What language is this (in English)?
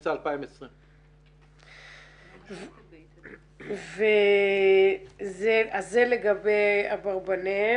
Hebrew